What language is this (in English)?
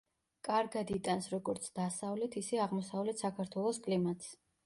Georgian